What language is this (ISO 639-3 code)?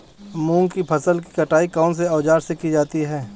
hin